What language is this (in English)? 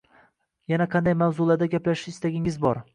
Uzbek